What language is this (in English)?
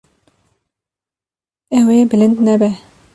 Kurdish